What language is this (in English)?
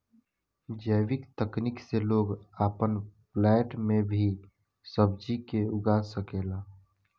Bhojpuri